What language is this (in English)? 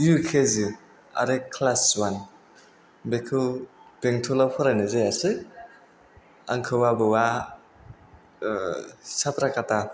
Bodo